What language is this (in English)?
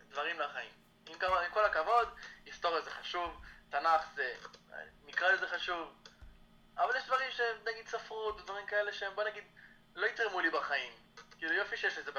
Hebrew